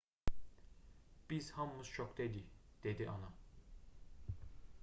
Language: Azerbaijani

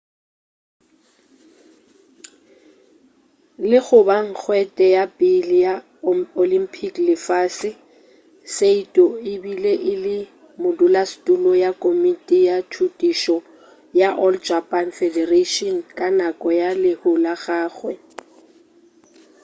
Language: Northern Sotho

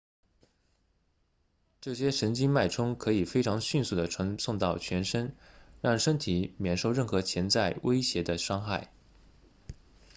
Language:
Chinese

